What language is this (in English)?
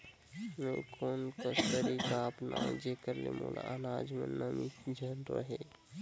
Chhattisgarhi